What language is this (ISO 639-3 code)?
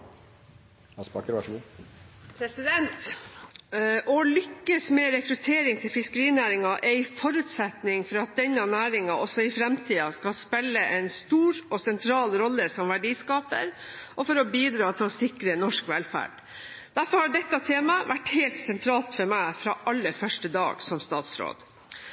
nob